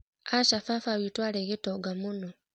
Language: Kikuyu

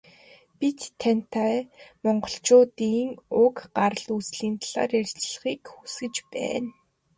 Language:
Mongolian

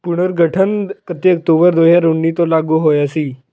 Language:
Punjabi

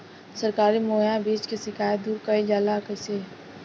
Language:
Bhojpuri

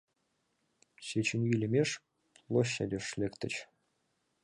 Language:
Mari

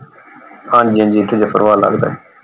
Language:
Punjabi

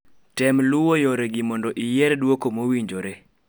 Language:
Luo (Kenya and Tanzania)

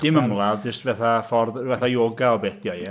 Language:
Welsh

